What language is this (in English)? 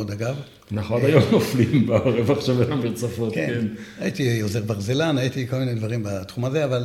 Hebrew